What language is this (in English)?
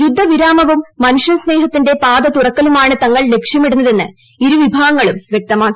Malayalam